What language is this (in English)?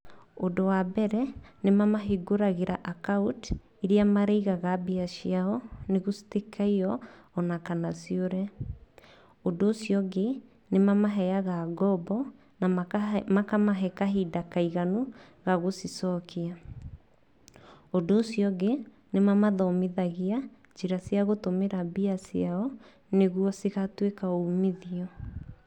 Kikuyu